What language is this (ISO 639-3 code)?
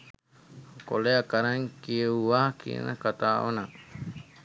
sin